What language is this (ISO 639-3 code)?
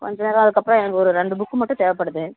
tam